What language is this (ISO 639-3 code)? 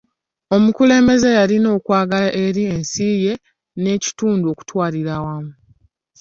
lug